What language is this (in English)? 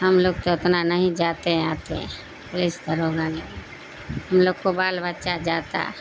Urdu